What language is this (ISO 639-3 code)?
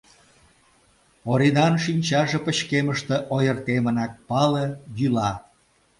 chm